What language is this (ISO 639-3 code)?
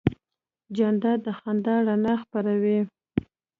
pus